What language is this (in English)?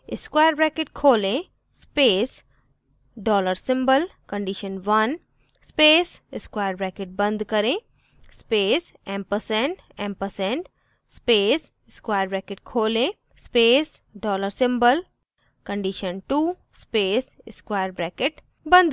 Hindi